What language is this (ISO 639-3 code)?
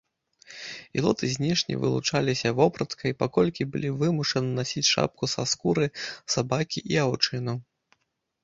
bel